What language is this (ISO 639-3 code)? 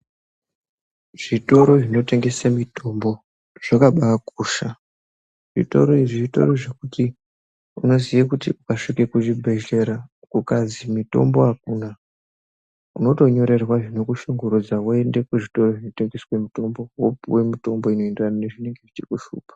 ndc